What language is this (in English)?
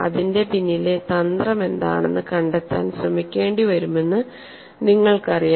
Malayalam